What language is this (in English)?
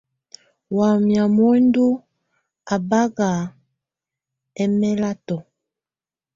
Tunen